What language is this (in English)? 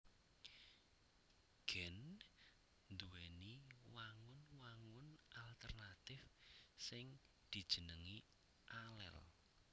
Javanese